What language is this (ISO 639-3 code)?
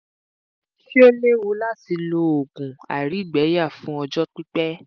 yor